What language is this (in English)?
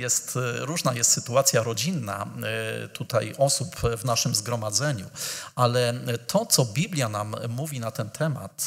Polish